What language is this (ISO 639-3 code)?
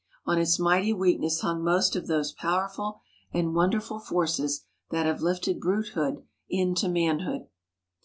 eng